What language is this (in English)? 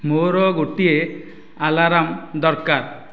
Odia